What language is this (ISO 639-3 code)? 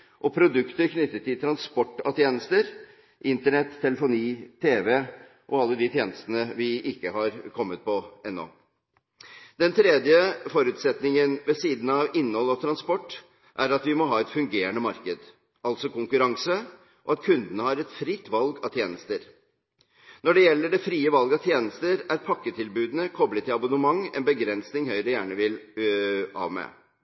nob